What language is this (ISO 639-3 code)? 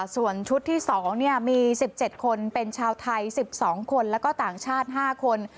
tha